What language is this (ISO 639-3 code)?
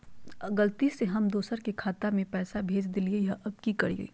mag